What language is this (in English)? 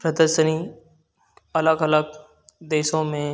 Hindi